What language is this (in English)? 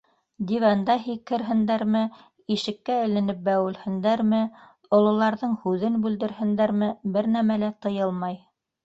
Bashkir